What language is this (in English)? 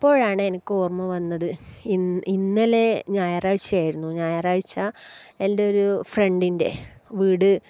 Malayalam